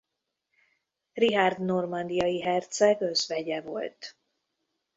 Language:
Hungarian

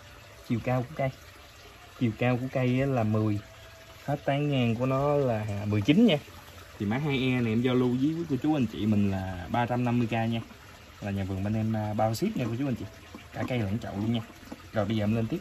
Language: Vietnamese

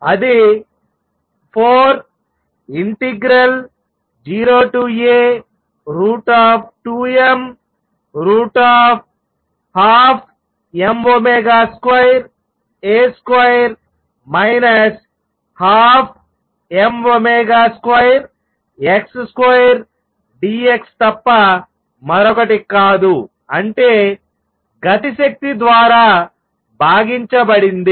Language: Telugu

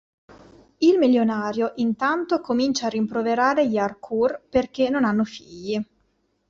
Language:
Italian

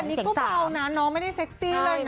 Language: Thai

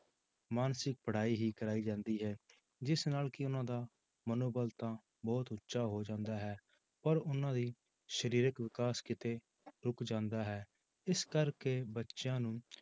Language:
Punjabi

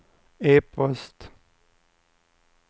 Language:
Swedish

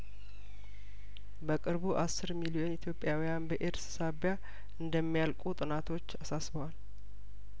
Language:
Amharic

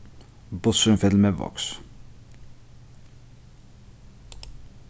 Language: Faroese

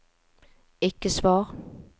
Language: Norwegian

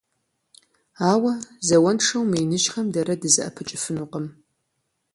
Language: Kabardian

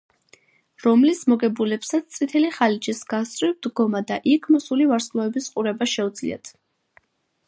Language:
Georgian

